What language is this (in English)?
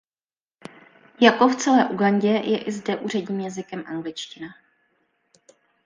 Czech